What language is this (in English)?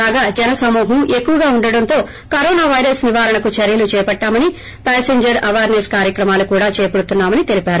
Telugu